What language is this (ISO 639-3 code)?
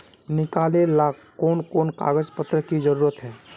mag